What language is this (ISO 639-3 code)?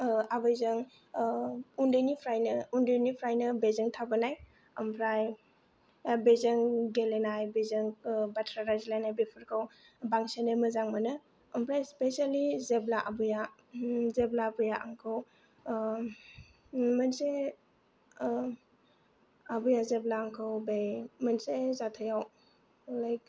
brx